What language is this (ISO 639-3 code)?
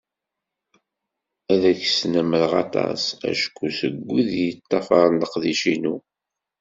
kab